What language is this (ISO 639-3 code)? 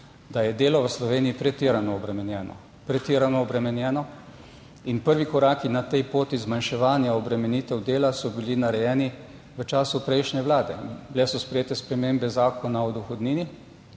slv